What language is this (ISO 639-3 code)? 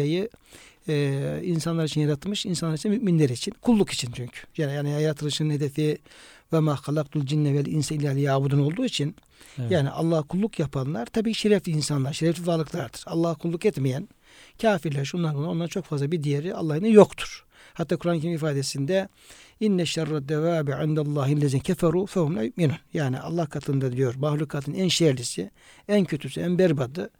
tur